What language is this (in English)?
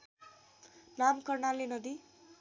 Nepali